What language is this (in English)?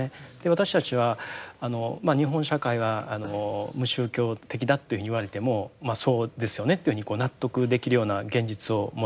Japanese